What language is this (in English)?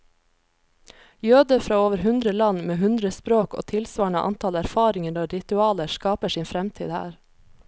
Norwegian